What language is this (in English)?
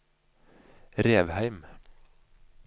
Norwegian